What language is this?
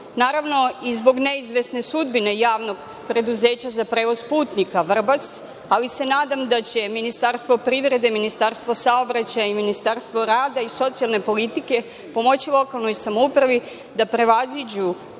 Serbian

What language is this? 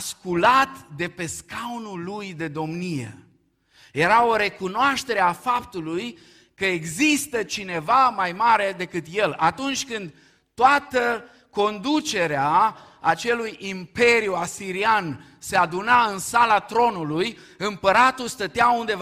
Romanian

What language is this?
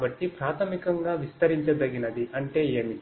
Telugu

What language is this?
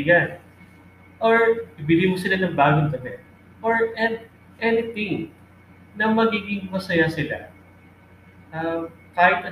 Filipino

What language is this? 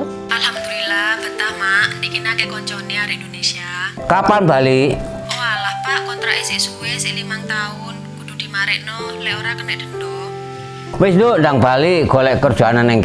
Indonesian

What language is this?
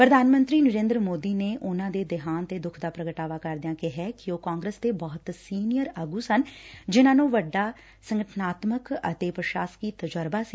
Punjabi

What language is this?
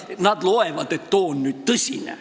Estonian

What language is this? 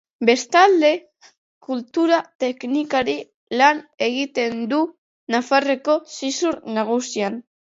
Basque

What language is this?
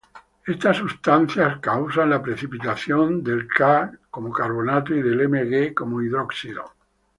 Spanish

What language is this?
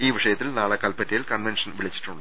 Malayalam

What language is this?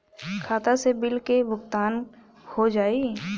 Bhojpuri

